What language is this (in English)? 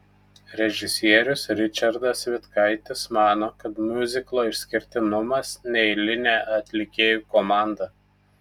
Lithuanian